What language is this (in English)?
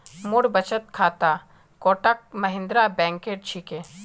Magahi